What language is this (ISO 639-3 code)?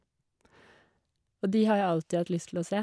nor